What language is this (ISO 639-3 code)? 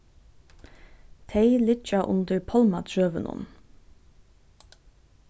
fao